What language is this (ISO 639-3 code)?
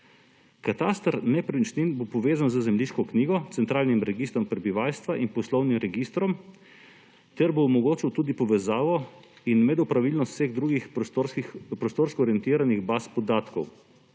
slv